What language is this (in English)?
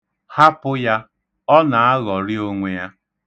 Igbo